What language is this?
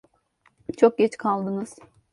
Turkish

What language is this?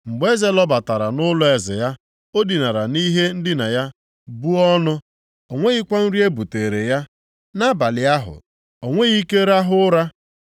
Igbo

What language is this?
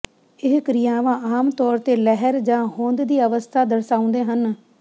Punjabi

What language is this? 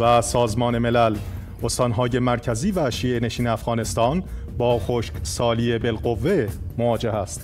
Persian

